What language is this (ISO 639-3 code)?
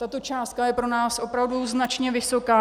ces